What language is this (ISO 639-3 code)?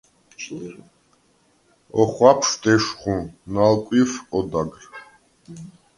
sva